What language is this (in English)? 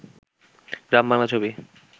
Bangla